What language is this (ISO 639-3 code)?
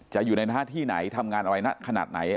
tha